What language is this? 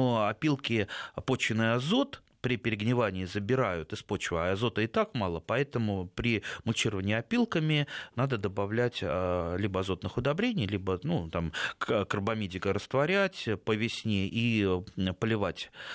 Russian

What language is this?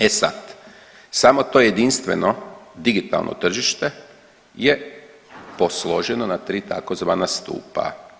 Croatian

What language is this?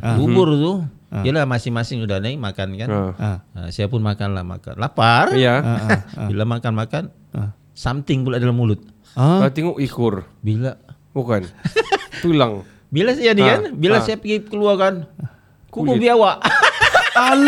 Malay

